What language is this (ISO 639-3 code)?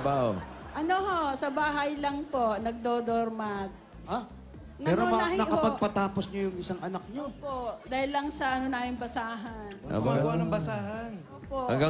fil